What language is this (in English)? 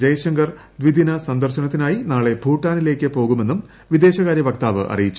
Malayalam